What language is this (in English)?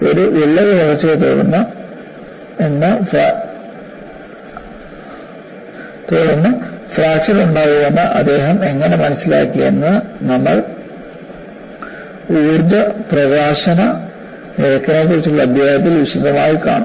Malayalam